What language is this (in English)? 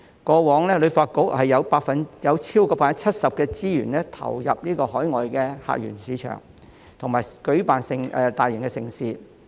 Cantonese